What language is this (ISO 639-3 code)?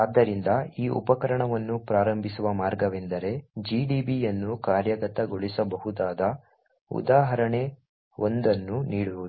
kan